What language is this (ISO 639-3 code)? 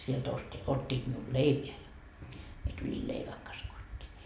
fin